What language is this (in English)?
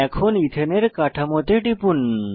Bangla